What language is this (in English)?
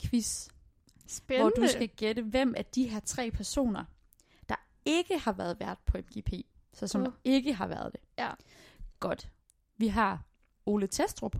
Danish